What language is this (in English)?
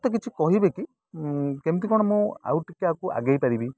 Odia